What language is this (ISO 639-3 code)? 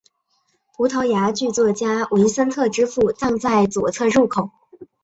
zho